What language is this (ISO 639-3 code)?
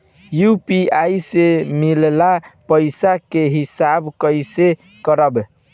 bho